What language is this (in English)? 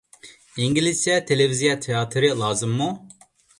Uyghur